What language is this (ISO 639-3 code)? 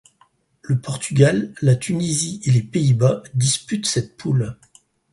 fra